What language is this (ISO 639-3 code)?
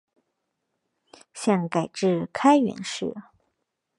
zho